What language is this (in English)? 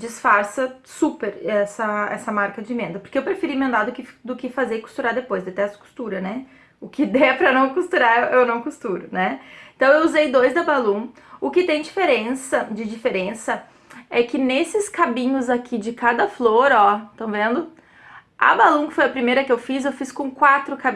Portuguese